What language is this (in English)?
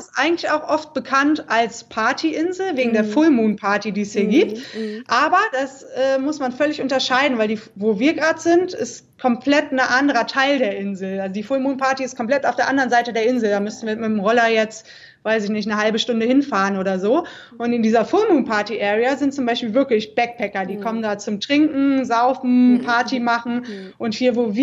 German